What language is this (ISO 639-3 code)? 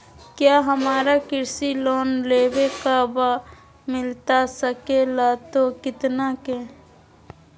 mag